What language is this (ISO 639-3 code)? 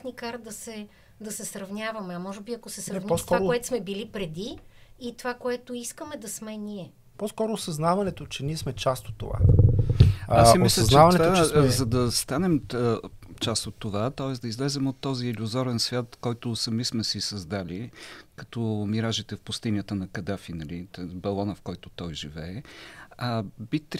bul